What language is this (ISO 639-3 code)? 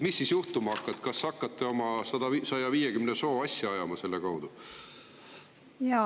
est